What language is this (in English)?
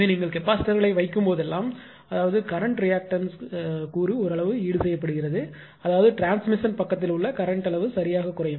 Tamil